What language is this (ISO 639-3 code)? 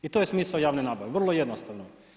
hrv